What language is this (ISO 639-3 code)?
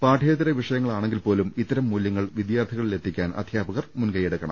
mal